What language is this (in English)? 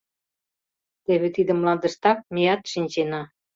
Mari